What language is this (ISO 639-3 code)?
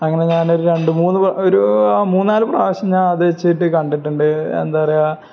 mal